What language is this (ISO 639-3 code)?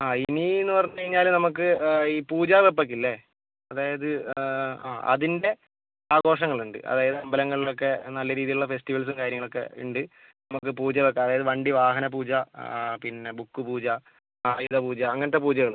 mal